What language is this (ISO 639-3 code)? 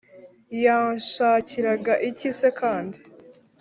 kin